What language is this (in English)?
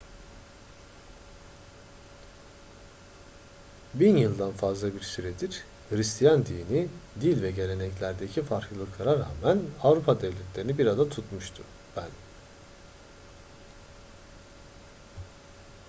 Turkish